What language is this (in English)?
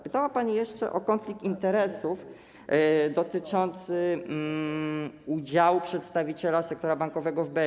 Polish